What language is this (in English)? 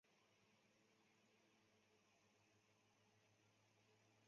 Chinese